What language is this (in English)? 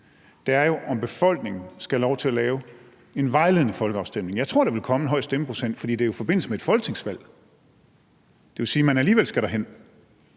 Danish